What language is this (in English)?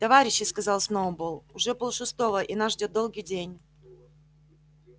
Russian